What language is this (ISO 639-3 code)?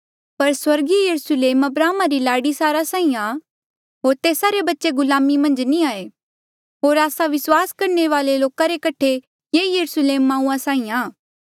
mjl